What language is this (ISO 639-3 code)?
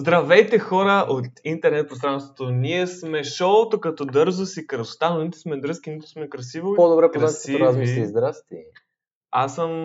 bul